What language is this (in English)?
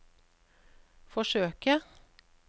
Norwegian